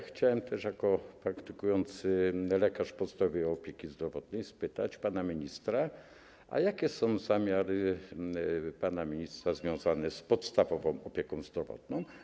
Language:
Polish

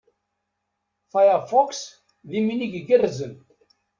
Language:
Kabyle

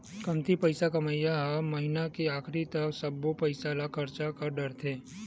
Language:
Chhattisgarhi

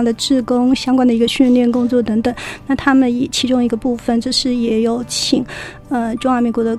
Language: Chinese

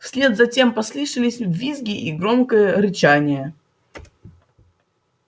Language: Russian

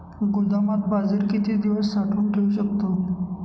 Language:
Marathi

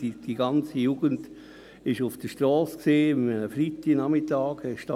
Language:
Swiss German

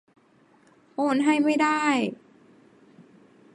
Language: Thai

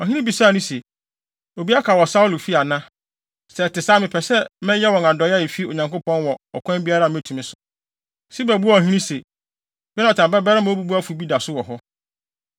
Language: Akan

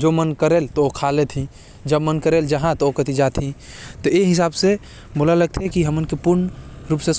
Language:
Korwa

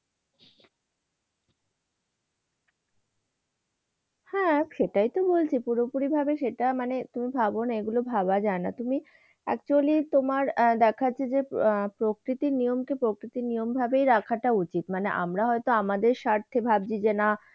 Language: Bangla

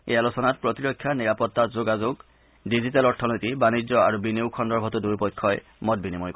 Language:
Assamese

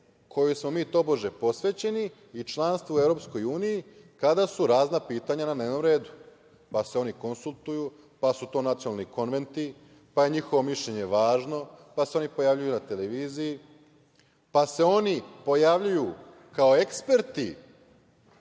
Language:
Serbian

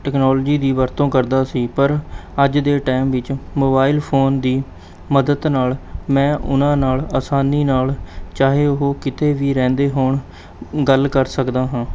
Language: Punjabi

